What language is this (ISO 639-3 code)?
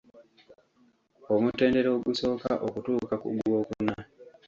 lug